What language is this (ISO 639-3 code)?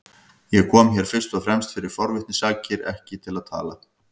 isl